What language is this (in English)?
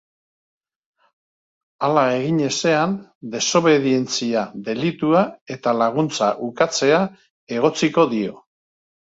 Basque